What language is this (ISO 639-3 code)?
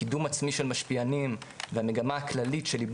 heb